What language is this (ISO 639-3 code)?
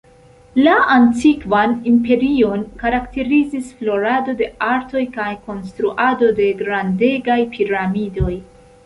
epo